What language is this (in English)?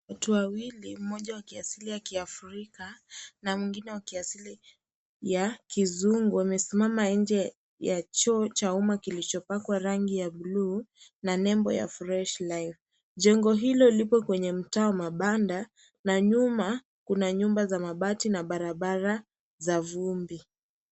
Swahili